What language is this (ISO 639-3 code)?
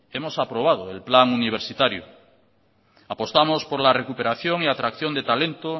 spa